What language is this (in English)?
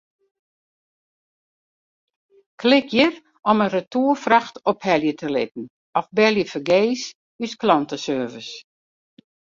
Western Frisian